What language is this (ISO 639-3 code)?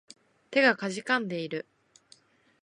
jpn